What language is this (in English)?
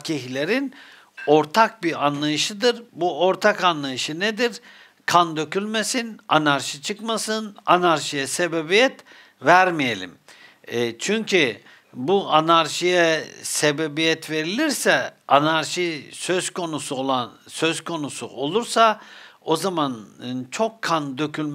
Turkish